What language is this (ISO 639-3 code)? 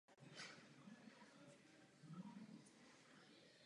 ces